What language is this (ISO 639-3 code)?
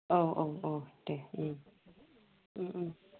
brx